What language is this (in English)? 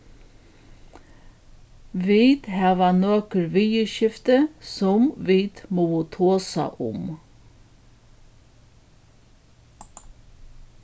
Faroese